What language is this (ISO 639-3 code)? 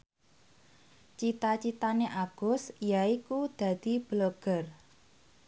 jav